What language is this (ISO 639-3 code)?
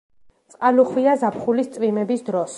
kat